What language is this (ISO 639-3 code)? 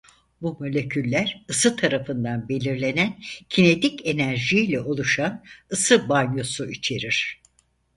tur